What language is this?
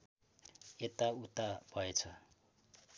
Nepali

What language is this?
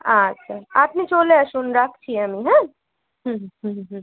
Bangla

